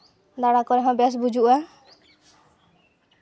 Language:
Santali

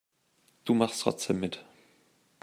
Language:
German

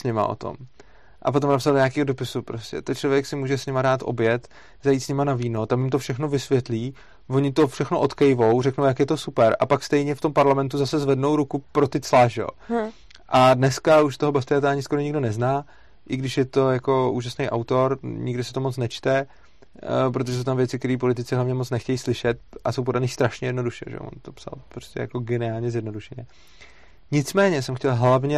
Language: Czech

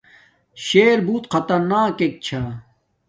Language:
Domaaki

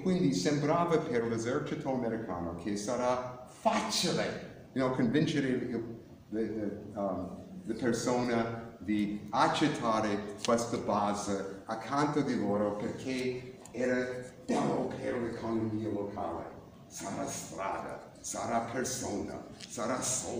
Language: Italian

